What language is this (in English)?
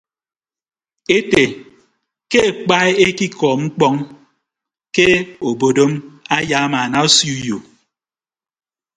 Ibibio